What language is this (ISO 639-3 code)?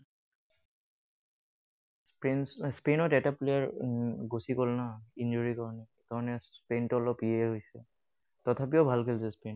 asm